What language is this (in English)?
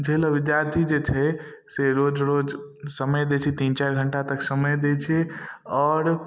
Maithili